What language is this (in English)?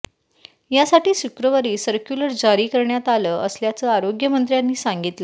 Marathi